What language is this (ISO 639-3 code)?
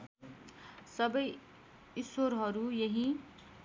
nep